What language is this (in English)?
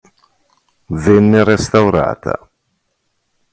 Italian